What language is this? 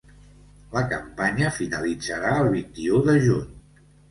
Catalan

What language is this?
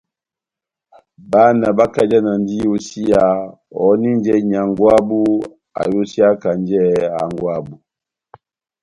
Batanga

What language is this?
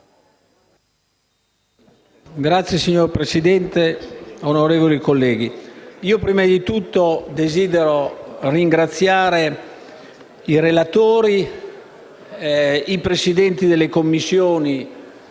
Italian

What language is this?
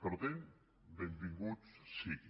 Catalan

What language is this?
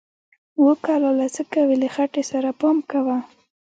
Pashto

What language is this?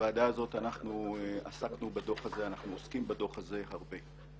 Hebrew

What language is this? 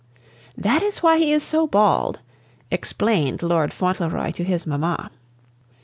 English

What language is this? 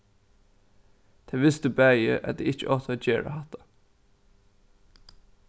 Faroese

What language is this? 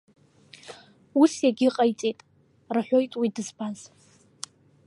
Abkhazian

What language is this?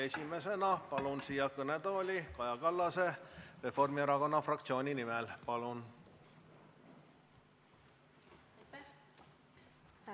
Estonian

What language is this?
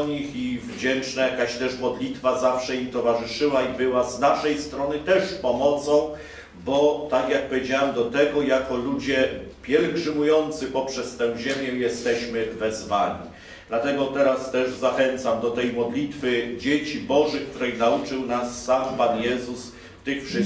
Polish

